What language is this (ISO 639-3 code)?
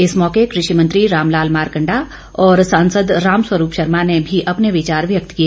hin